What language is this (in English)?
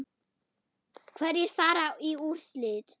Icelandic